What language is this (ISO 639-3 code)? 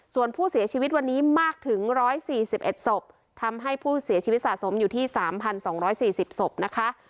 tha